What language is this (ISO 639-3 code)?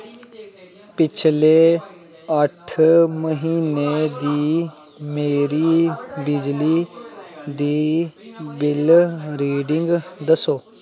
doi